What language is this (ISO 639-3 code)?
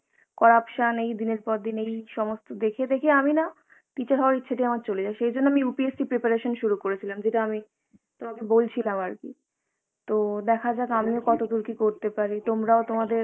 ben